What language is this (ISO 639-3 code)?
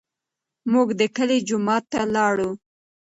pus